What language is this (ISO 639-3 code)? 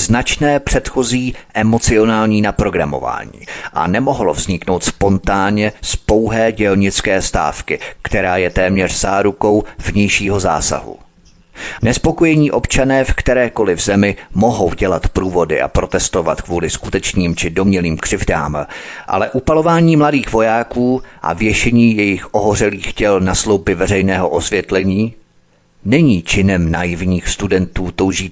ces